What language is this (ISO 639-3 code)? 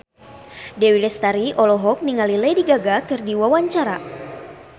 sun